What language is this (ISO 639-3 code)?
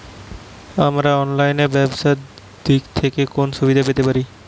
ben